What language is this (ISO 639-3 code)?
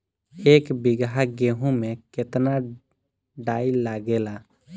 bho